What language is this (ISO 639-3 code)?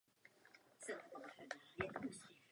ces